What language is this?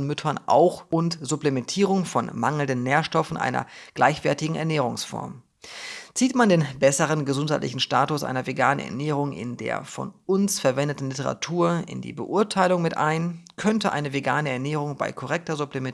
German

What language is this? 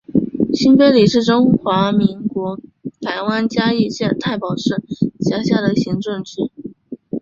Chinese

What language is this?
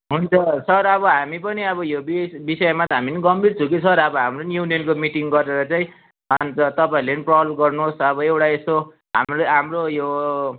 Nepali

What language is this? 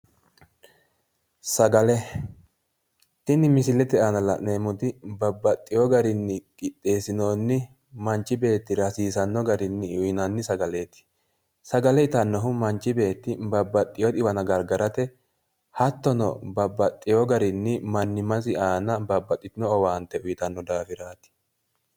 Sidamo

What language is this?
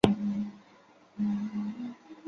Chinese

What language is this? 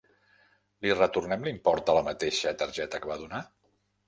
Catalan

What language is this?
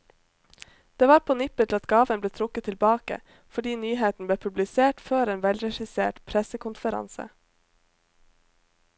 Norwegian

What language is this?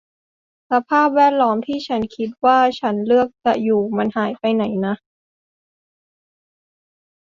Thai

